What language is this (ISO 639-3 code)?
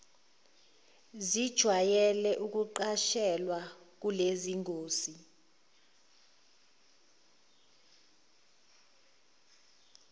zul